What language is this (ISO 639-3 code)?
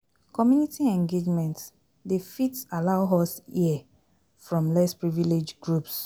pcm